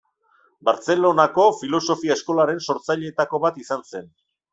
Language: Basque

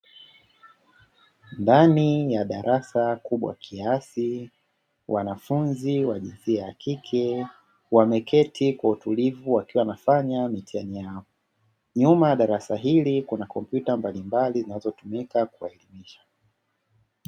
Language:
Swahili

